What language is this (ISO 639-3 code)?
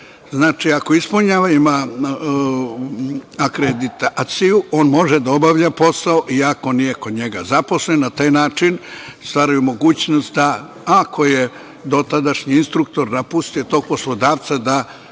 srp